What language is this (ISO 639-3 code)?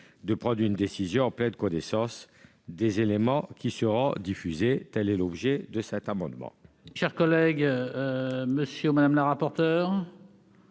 fra